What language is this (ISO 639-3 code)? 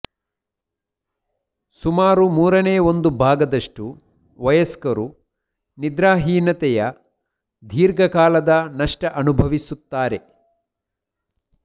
kan